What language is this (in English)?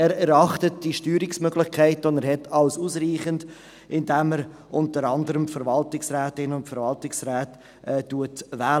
Swiss German